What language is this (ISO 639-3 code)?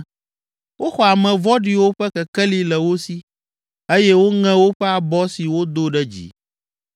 ewe